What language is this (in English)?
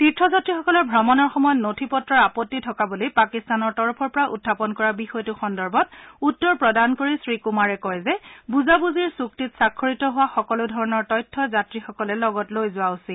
Assamese